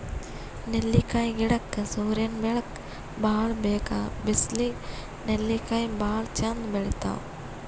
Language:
Kannada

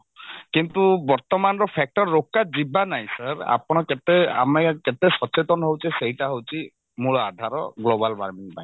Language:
Odia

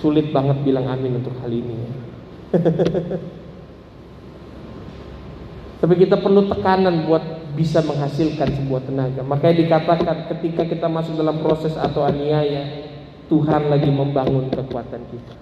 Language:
Indonesian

